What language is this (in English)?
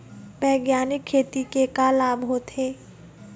Chhattisgarhi